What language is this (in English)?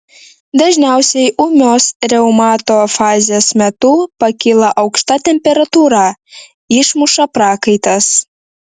Lithuanian